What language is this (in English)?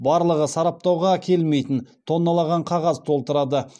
Kazakh